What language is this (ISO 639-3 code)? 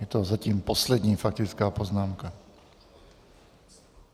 ces